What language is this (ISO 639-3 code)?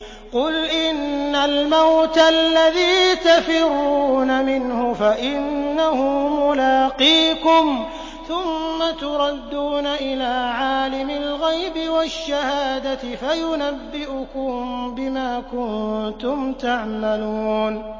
ara